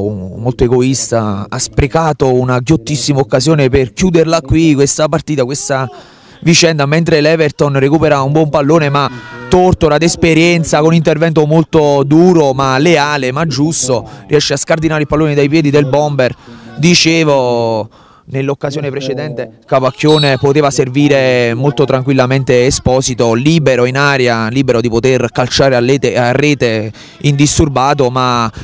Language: Italian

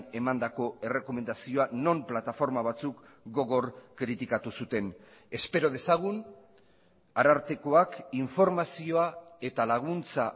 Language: Basque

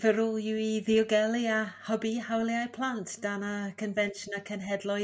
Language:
Welsh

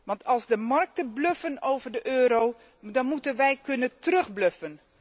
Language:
Dutch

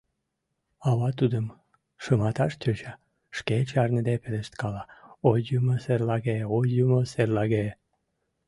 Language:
Mari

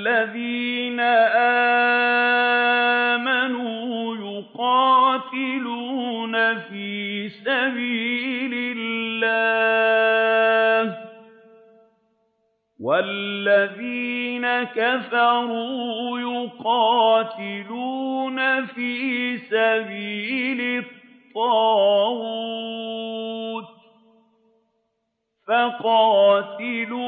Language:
Arabic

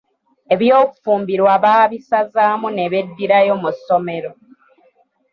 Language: Ganda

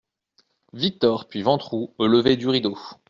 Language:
French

